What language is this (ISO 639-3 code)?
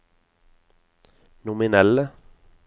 nor